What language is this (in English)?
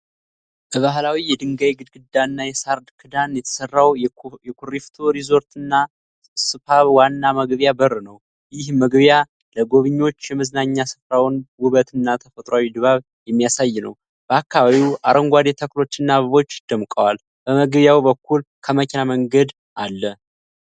Amharic